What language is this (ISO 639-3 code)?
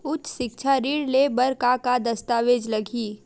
hne